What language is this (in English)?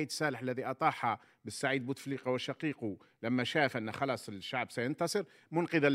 Arabic